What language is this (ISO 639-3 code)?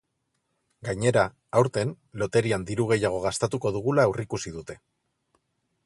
eus